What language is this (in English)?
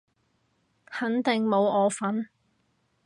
Cantonese